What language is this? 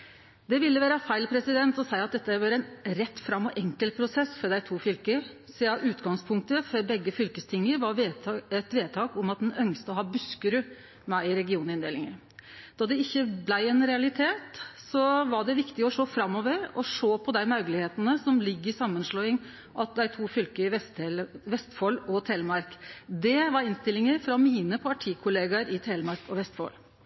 Norwegian Nynorsk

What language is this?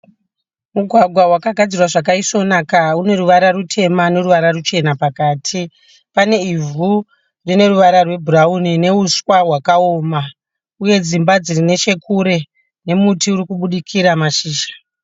Shona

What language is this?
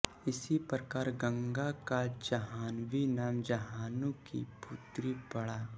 Hindi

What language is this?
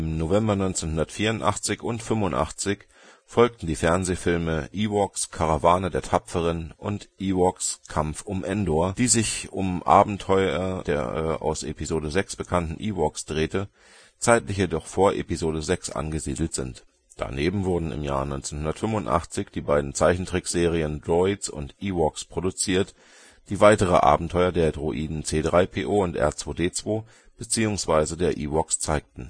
German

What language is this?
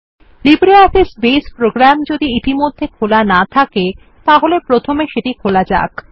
Bangla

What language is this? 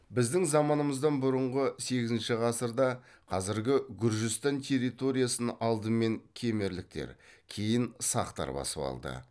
Kazakh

